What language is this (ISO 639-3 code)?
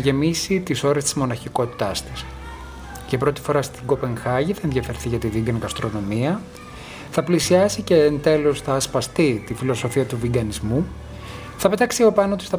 ell